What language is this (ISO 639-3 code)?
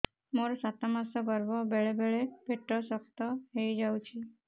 ori